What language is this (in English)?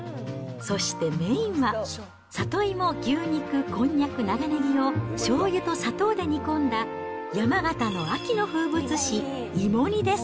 Japanese